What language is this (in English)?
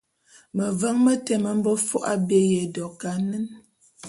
Bulu